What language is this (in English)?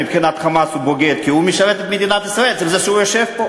Hebrew